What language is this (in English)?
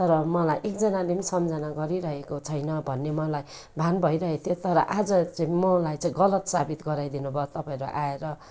Nepali